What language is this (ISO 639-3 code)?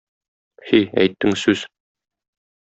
tat